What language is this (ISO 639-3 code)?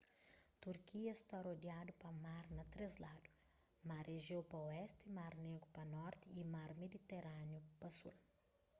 kea